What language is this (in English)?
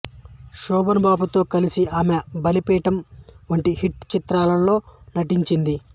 Telugu